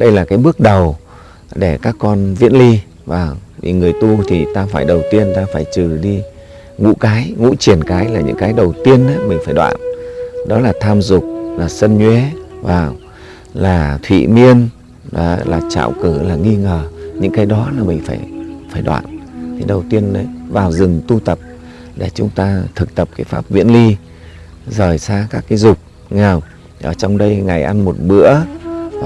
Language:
Vietnamese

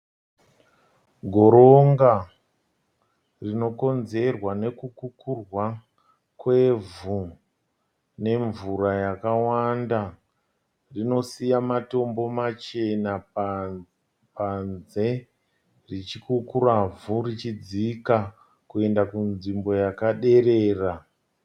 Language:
Shona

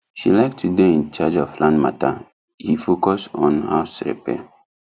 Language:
Nigerian Pidgin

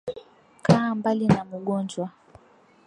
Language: Swahili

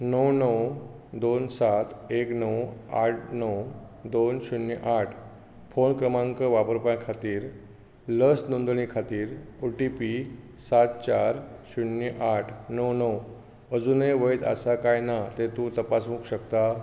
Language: Konkani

